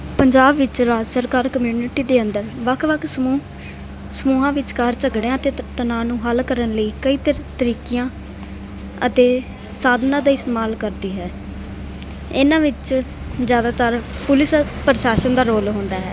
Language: Punjabi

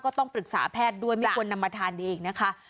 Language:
Thai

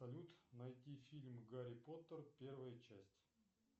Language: Russian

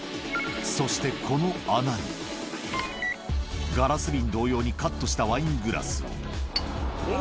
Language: Japanese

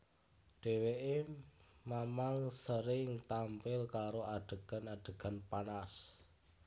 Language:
Javanese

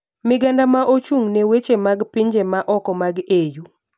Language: Luo (Kenya and Tanzania)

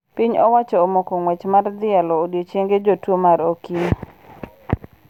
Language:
Luo (Kenya and Tanzania)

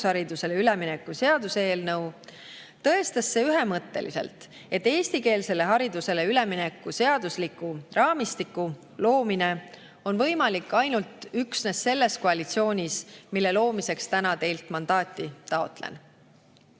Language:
Estonian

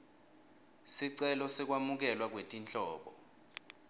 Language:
Swati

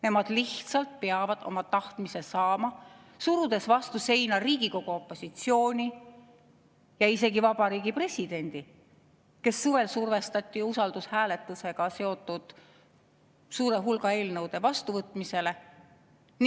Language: Estonian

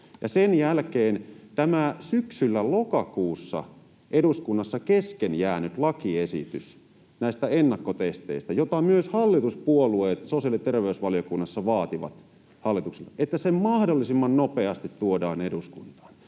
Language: Finnish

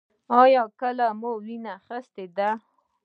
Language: Pashto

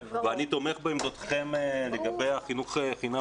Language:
Hebrew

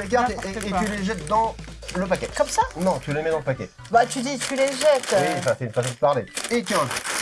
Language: French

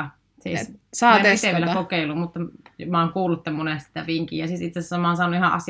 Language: Finnish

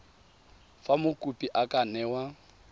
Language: Tswana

